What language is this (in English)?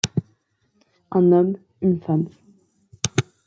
French